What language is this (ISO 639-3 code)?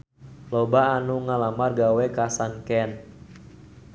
sun